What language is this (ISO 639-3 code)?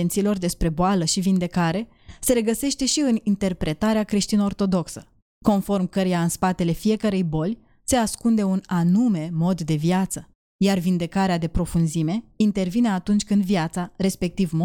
ron